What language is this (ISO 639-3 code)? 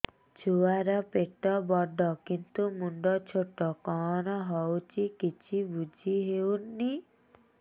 ori